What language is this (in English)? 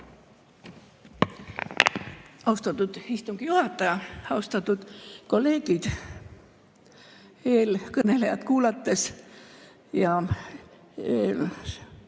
Estonian